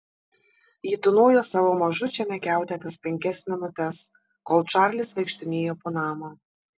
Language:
Lithuanian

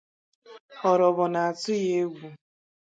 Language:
Igbo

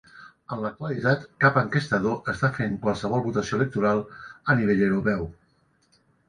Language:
Catalan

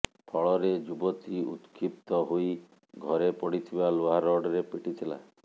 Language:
Odia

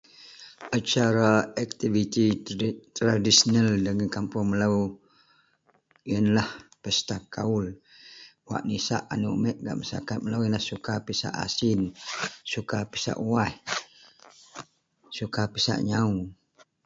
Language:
Central Melanau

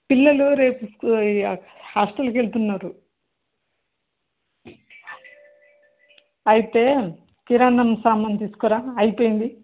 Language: Telugu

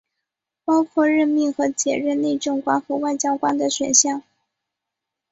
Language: Chinese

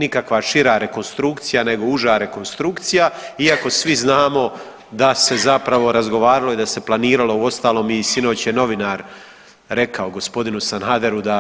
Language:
Croatian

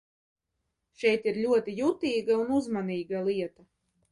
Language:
Latvian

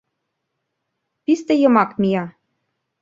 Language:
Mari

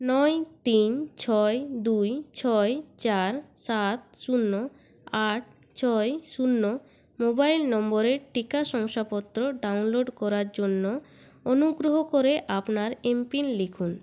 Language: Bangla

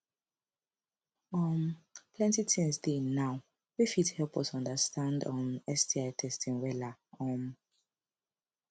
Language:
Nigerian Pidgin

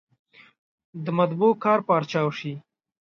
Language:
Pashto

